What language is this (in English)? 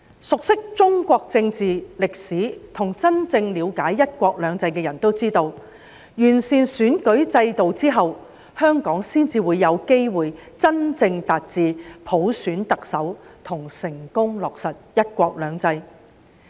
Cantonese